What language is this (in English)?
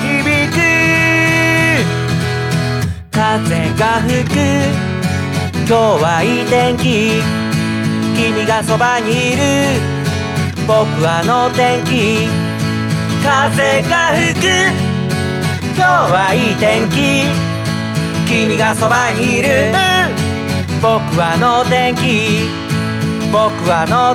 Japanese